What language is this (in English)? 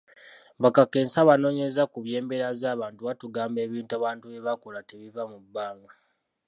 Ganda